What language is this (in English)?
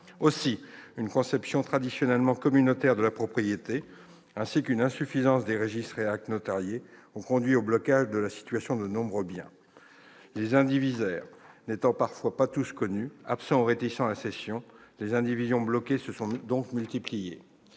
French